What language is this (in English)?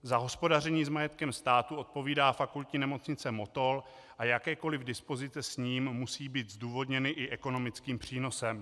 Czech